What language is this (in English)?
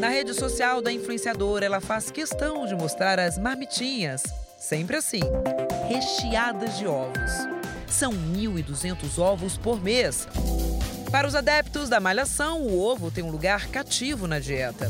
Portuguese